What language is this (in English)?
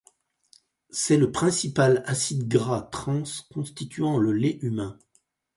French